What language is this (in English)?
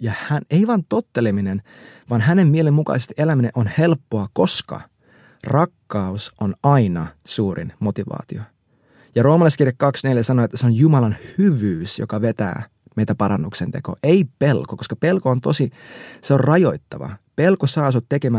Finnish